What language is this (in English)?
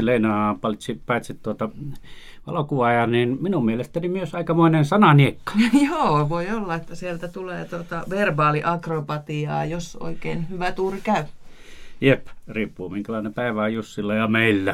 Finnish